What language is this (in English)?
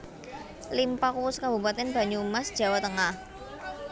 Javanese